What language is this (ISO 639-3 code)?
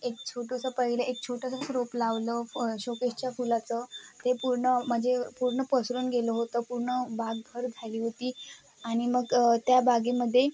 mar